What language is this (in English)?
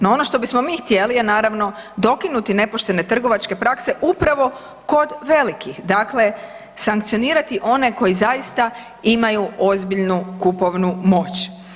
Croatian